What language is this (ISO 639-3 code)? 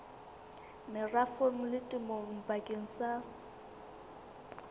sot